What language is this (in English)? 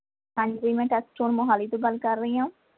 Punjabi